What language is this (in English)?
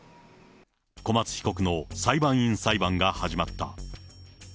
Japanese